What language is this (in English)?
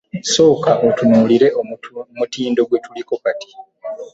Ganda